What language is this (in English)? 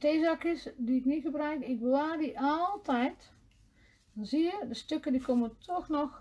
Dutch